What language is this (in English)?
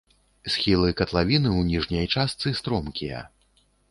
Belarusian